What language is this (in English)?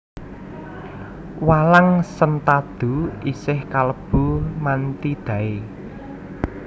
Javanese